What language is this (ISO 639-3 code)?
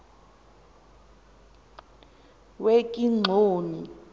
xho